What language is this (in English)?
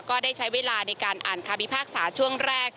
Thai